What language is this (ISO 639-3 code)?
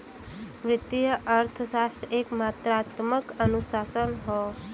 bho